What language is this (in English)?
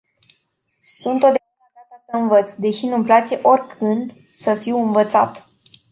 Romanian